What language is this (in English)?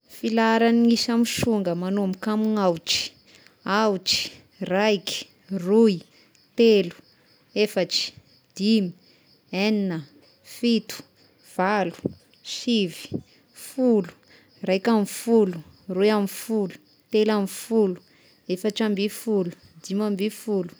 Tesaka Malagasy